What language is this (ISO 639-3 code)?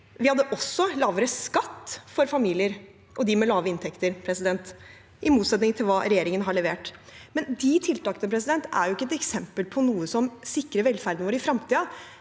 nor